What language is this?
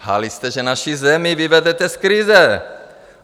Czech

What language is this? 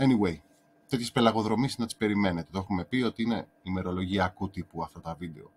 Greek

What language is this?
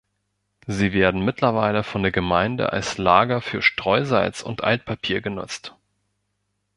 German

